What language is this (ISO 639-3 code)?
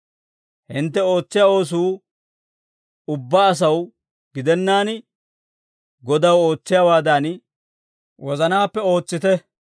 dwr